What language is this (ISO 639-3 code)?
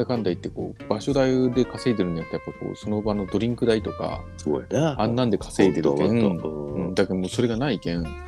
jpn